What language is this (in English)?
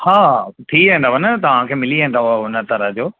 Sindhi